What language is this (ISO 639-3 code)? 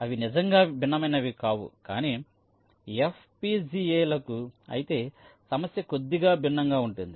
tel